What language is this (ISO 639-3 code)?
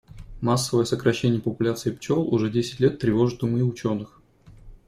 rus